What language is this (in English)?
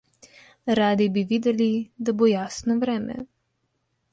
Slovenian